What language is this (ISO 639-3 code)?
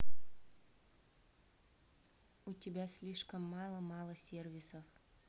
rus